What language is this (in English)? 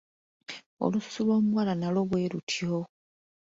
Ganda